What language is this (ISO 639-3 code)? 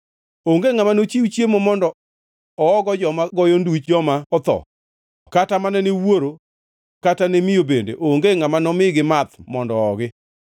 luo